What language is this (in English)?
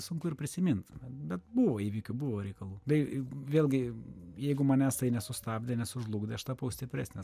Lithuanian